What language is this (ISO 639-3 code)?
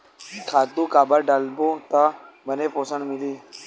hne